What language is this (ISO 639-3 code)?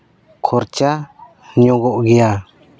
sat